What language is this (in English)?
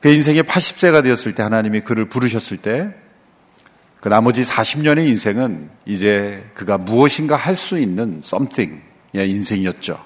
Korean